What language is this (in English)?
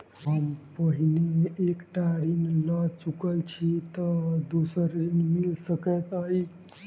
Maithili